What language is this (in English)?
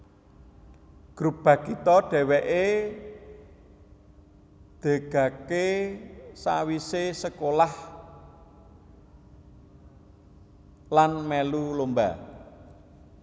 Javanese